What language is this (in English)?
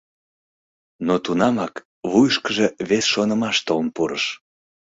Mari